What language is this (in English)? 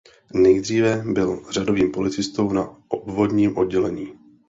Czech